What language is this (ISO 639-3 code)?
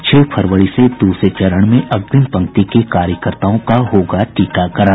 hin